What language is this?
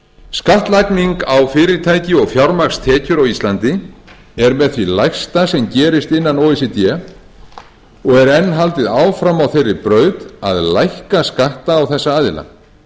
Icelandic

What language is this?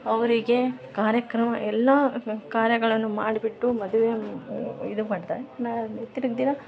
Kannada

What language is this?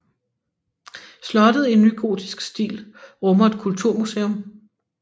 Danish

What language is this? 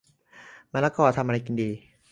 Thai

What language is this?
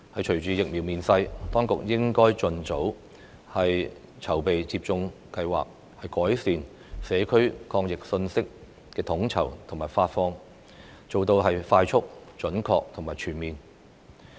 Cantonese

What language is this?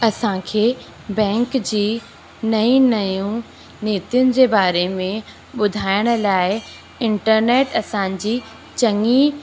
Sindhi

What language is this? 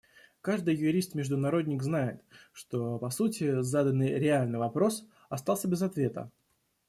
Russian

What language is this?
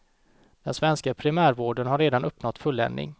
Swedish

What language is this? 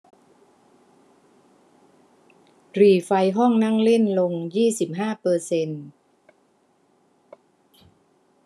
Thai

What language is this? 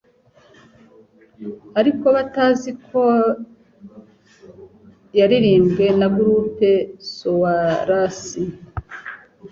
Kinyarwanda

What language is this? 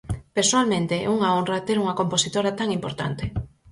Galician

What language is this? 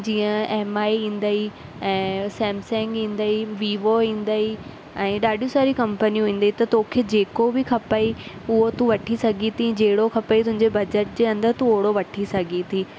Sindhi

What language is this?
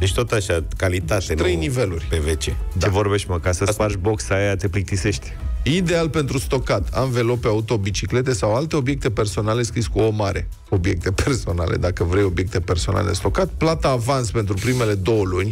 Romanian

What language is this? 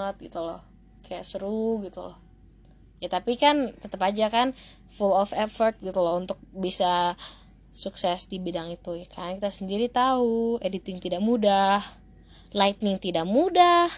Indonesian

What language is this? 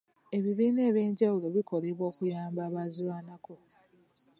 Ganda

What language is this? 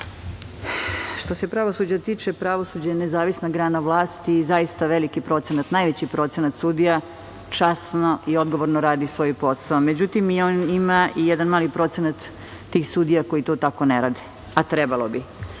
Serbian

